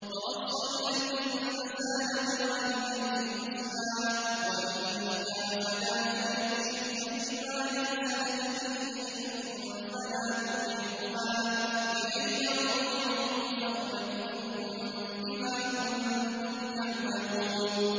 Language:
Arabic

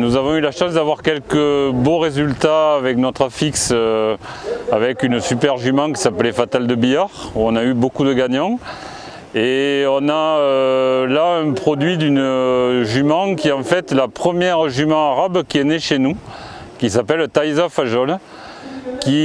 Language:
French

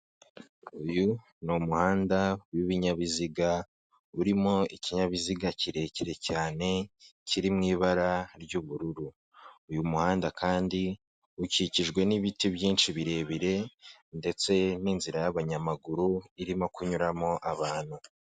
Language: Kinyarwanda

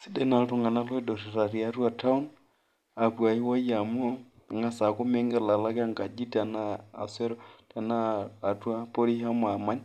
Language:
Masai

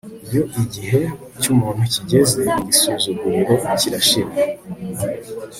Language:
Kinyarwanda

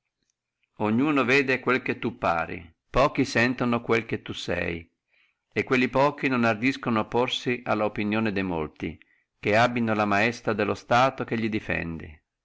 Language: Italian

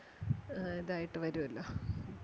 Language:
Malayalam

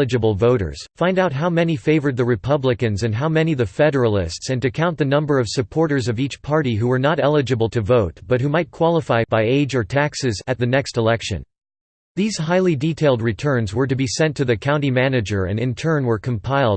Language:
English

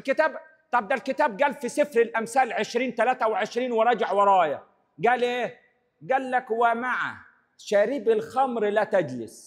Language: Arabic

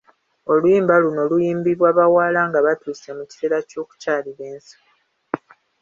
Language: Ganda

